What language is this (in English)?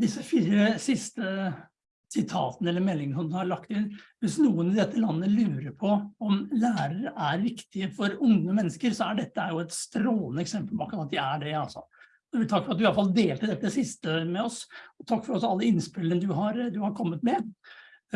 Norwegian